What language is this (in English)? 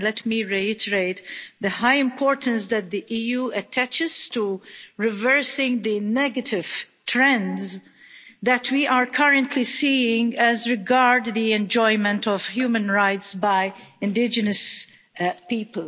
English